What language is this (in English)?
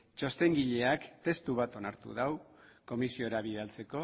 Basque